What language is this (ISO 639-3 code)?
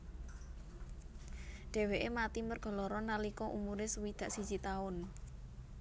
jav